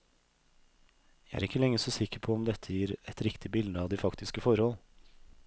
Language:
Norwegian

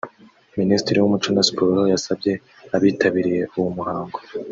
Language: Kinyarwanda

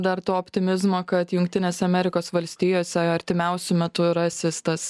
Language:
Lithuanian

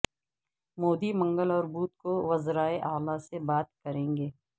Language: Urdu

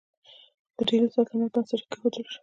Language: Pashto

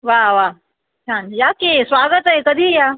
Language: Marathi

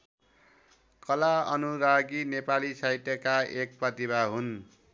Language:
Nepali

